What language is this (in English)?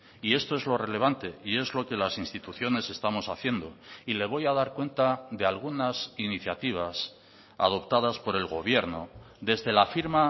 Spanish